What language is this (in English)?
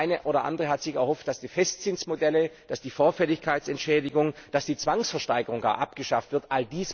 German